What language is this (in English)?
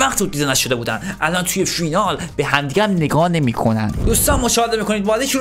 Persian